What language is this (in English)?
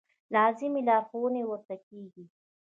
Pashto